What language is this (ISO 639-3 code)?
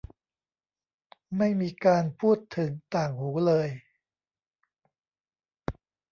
tha